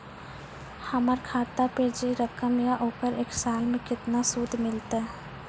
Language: Maithili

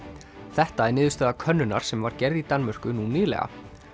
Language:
Icelandic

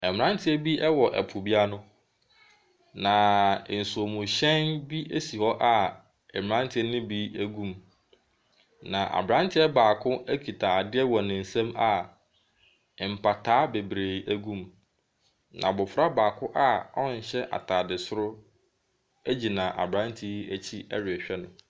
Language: Akan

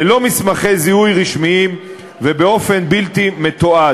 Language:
Hebrew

